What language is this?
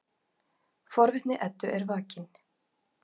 Icelandic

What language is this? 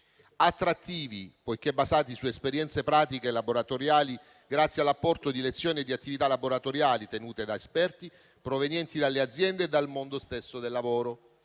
Italian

